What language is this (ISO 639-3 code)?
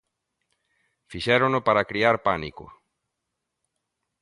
glg